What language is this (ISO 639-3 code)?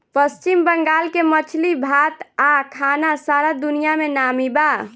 bho